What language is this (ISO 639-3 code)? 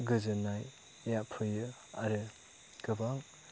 brx